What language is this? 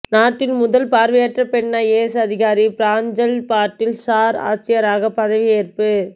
Tamil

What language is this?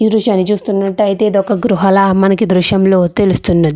Telugu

